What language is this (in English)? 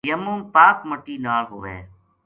Gujari